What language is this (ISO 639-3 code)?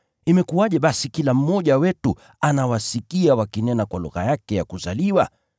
swa